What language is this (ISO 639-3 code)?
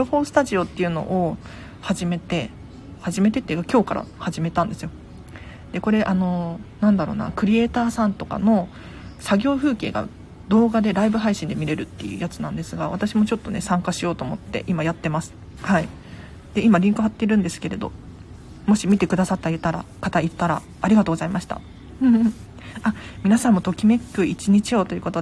jpn